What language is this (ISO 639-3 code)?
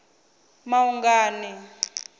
ven